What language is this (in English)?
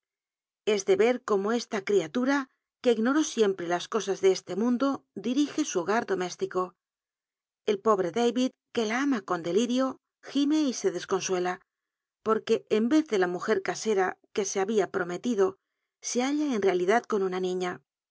Spanish